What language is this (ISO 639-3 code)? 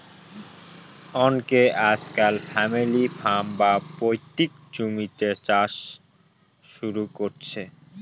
ben